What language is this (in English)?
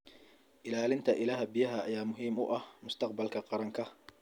Somali